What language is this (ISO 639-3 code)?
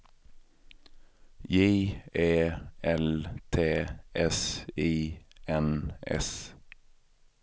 swe